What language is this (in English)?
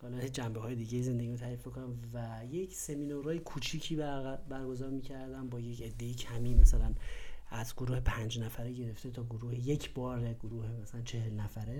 Persian